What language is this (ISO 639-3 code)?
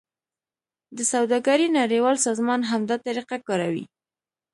pus